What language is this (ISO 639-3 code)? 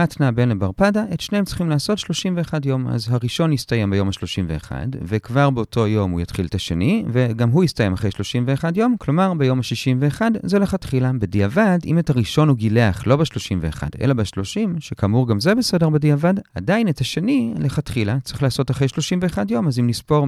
heb